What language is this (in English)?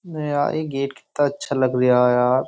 Hindi